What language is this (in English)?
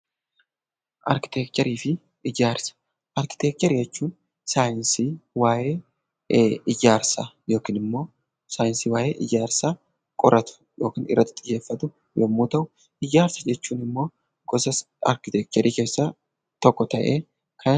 Oromo